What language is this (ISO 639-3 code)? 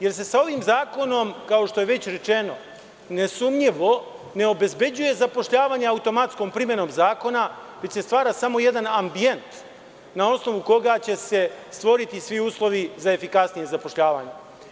srp